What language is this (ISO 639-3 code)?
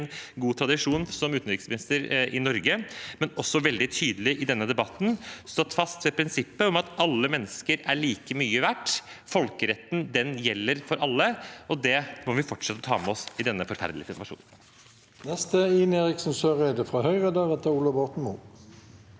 nor